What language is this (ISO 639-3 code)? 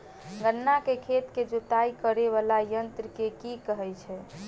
mai